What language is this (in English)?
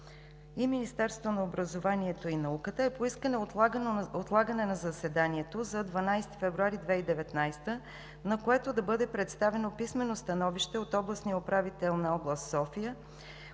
Bulgarian